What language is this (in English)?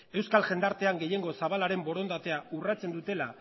Basque